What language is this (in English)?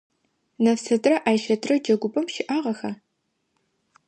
Adyghe